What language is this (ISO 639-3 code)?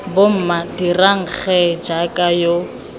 tsn